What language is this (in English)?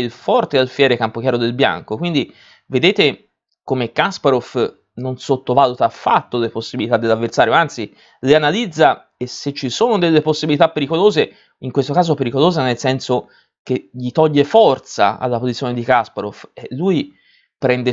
Italian